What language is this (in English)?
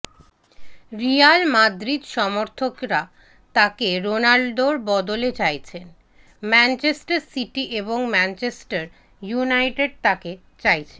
Bangla